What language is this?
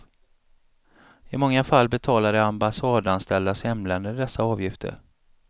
Swedish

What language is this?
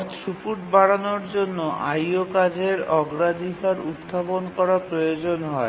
Bangla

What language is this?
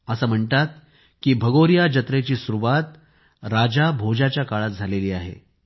Marathi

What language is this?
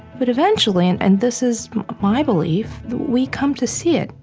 English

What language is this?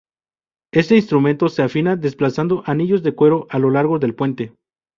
Spanish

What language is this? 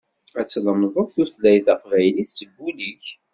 Kabyle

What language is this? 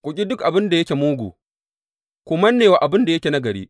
Hausa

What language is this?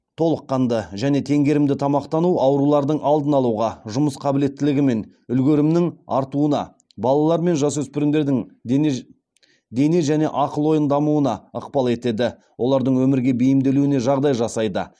Kazakh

